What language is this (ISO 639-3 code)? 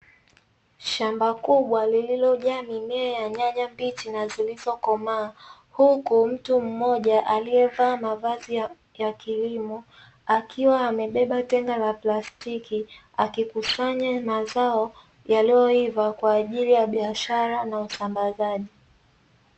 swa